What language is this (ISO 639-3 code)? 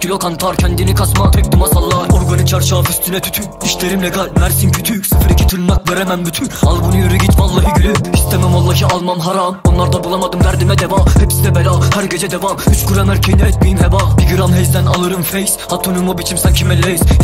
tur